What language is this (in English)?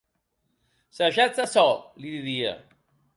Occitan